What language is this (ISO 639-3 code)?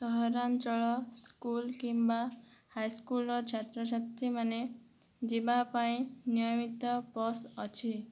ori